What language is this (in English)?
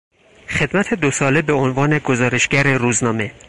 Persian